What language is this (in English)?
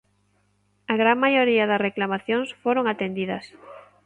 Galician